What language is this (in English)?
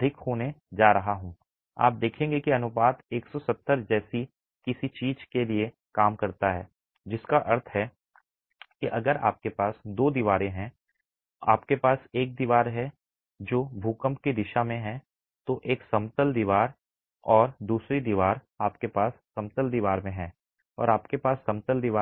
Hindi